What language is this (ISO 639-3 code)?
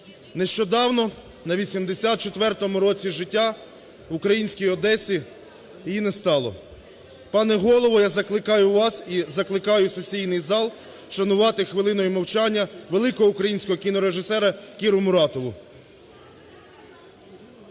ukr